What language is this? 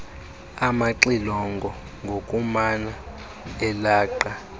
Xhosa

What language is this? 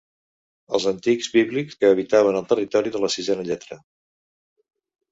Catalan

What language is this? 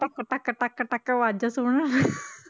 Punjabi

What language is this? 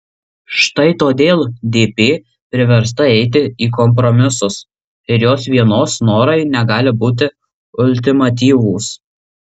Lithuanian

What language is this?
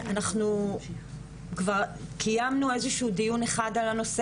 Hebrew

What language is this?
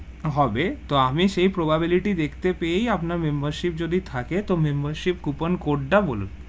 Bangla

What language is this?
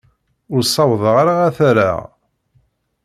Kabyle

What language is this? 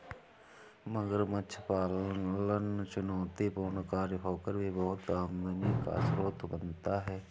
Hindi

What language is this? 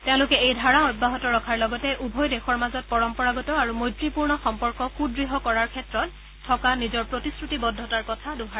Assamese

